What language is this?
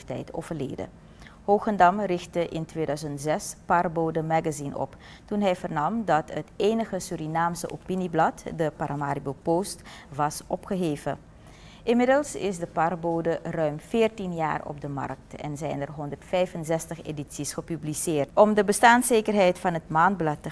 Dutch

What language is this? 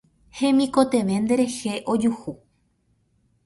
Guarani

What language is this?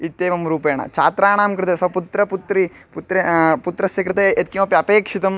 Sanskrit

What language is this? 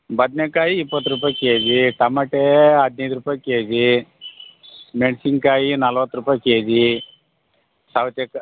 Kannada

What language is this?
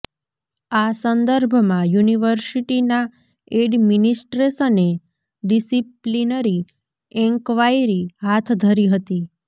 Gujarati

